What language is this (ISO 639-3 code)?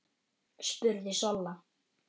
isl